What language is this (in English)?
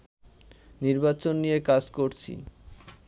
Bangla